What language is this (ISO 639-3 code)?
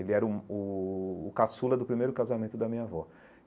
por